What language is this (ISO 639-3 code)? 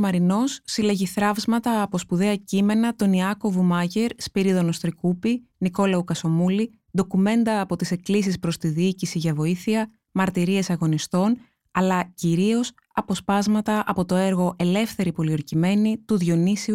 ell